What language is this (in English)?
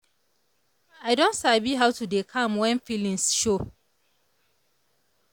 Nigerian Pidgin